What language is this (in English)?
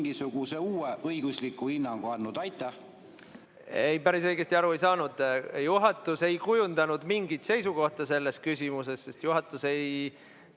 Estonian